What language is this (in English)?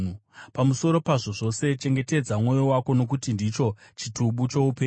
Shona